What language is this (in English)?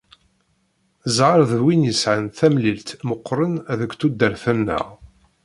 Kabyle